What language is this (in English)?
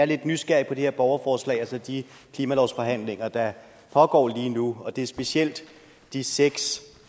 Danish